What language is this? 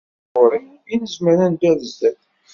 Kabyle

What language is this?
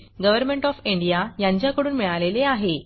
Marathi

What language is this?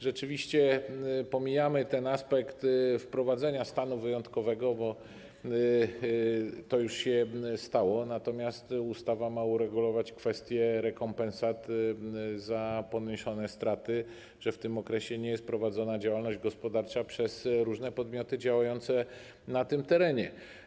Polish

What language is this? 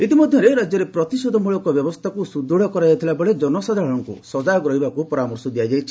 Odia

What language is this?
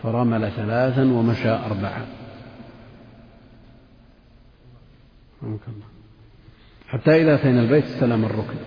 Arabic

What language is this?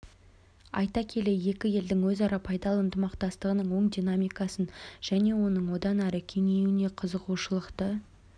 Kazakh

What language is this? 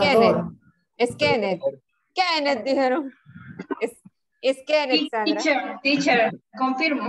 Spanish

